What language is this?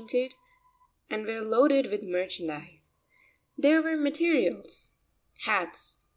English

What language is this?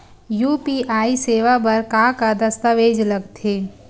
Chhattisgarhi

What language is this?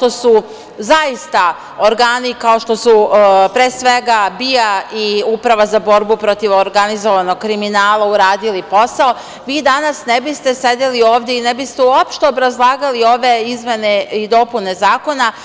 Serbian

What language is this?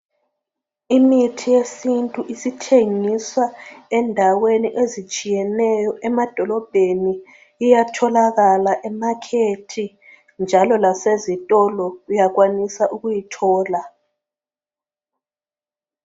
North Ndebele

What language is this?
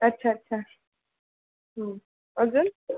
Marathi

